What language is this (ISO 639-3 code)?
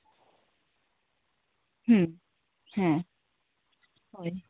sat